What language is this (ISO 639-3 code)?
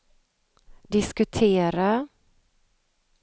swe